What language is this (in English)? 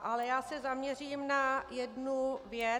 Czech